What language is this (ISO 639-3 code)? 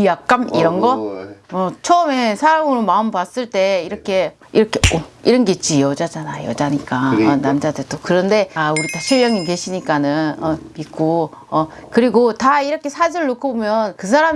kor